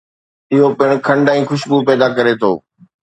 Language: Sindhi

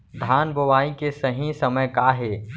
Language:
Chhattisgarhi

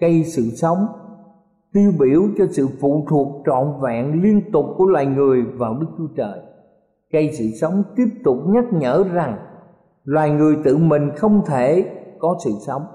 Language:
Vietnamese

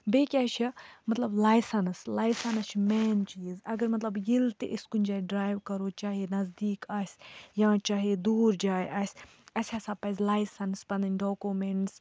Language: Kashmiri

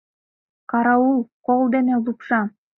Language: Mari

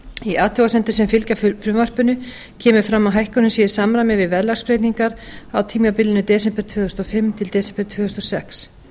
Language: Icelandic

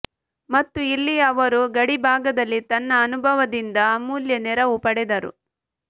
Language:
Kannada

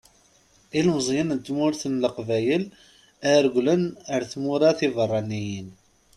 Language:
Kabyle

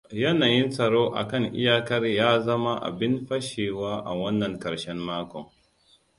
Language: Hausa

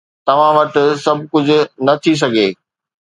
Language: Sindhi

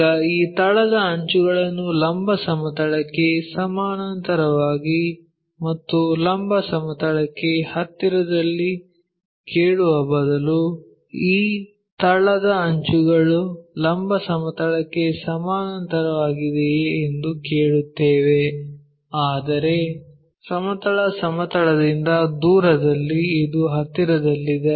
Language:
Kannada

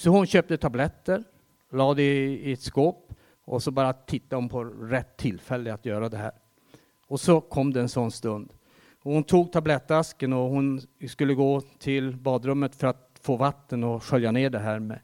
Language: Swedish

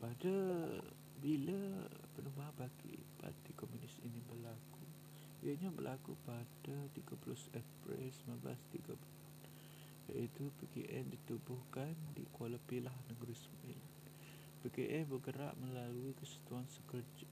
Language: Malay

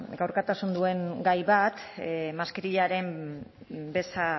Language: Basque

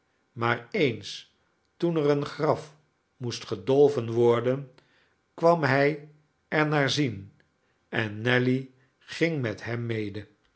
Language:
Dutch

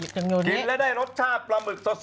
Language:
Thai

